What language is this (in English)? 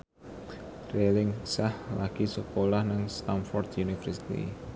Javanese